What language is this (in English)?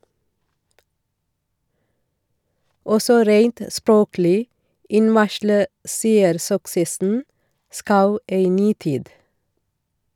Norwegian